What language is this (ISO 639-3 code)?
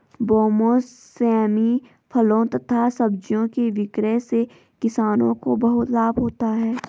hin